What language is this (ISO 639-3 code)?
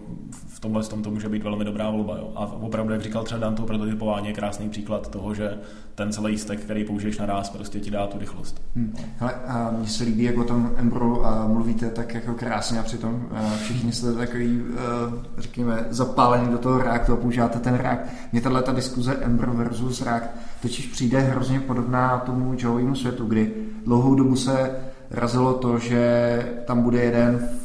ces